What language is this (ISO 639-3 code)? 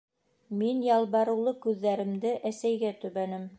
bak